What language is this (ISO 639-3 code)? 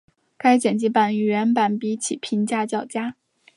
zho